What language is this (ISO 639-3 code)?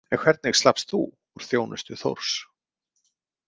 isl